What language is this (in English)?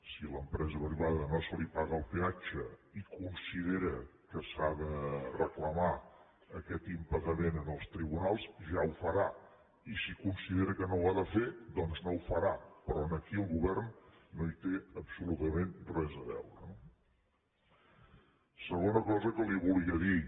Catalan